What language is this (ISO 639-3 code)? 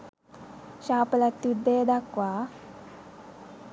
sin